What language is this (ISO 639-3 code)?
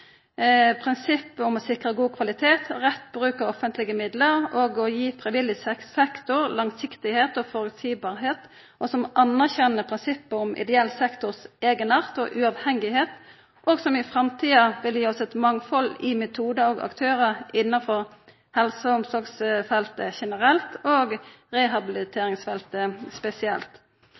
nno